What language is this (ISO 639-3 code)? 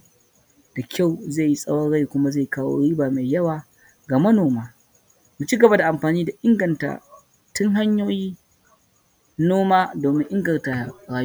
hau